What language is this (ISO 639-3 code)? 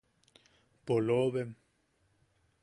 yaq